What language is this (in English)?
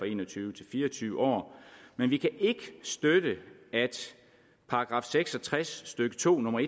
Danish